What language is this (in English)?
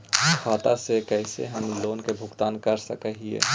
Magahi